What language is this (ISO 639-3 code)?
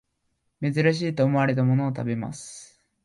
jpn